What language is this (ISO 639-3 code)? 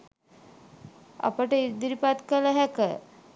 sin